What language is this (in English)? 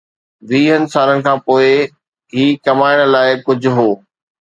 Sindhi